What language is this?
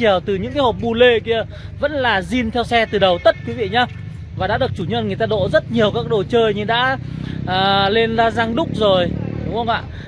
Vietnamese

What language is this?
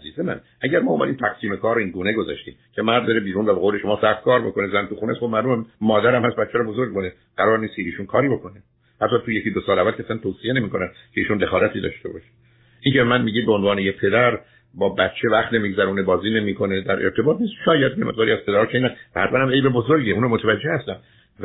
Persian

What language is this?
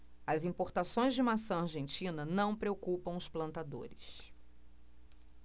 Portuguese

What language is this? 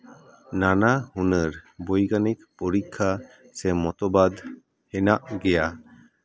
Santali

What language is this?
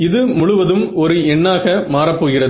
Tamil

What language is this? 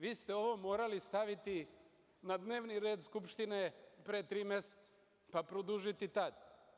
Serbian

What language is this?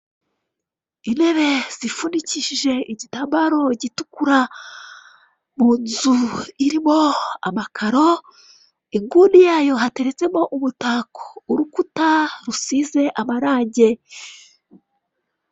Kinyarwanda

